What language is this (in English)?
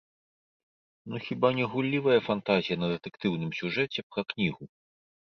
Belarusian